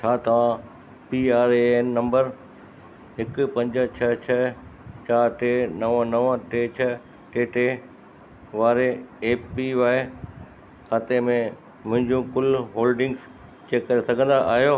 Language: Sindhi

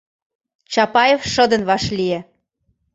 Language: Mari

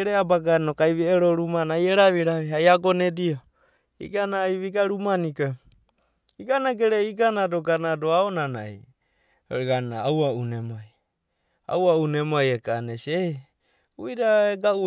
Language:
Abadi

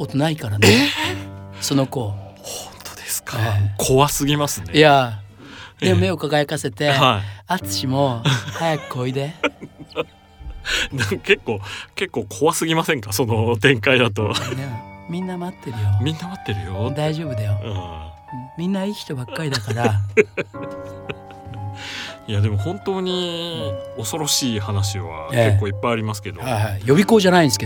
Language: Japanese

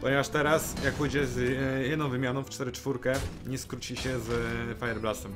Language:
Polish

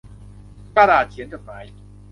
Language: Thai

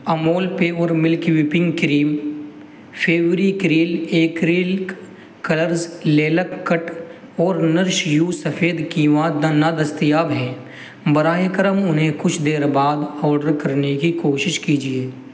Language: Urdu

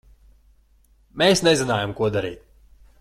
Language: Latvian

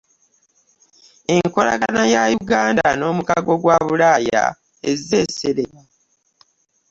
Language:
Ganda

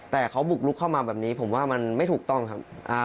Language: Thai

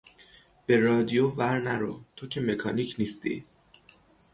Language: Persian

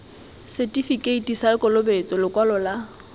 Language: Tswana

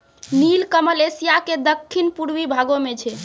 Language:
Maithili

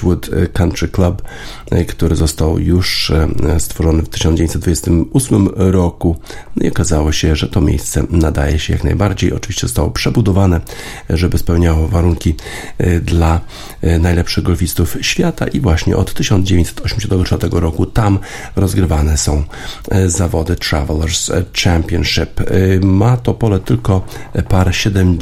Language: Polish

